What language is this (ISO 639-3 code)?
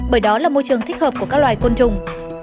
vie